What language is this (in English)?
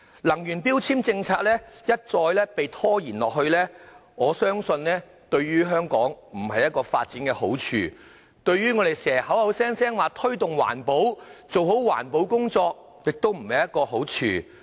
Cantonese